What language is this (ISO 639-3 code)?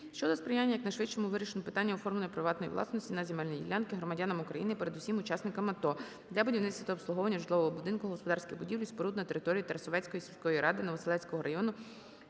ukr